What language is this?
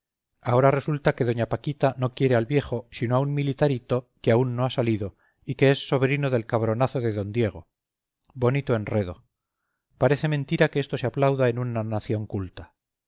Spanish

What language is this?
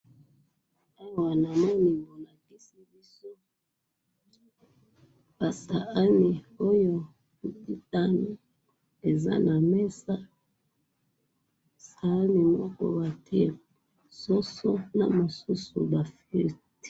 Lingala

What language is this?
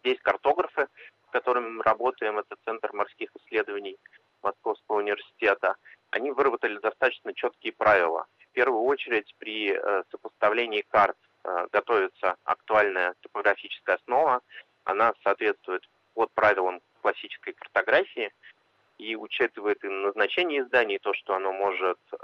Russian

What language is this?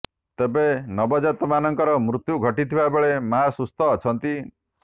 Odia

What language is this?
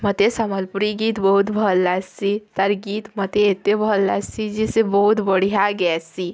Odia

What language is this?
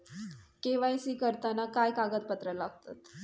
Marathi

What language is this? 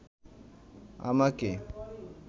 Bangla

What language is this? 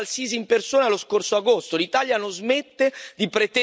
Italian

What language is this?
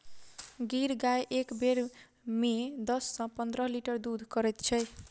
Maithili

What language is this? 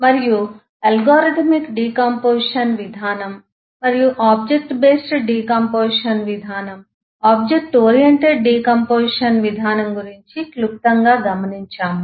Telugu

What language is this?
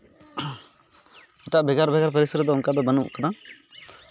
Santali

